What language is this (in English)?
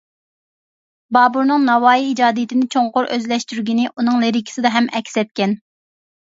Uyghur